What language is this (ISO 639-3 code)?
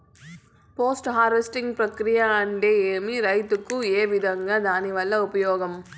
tel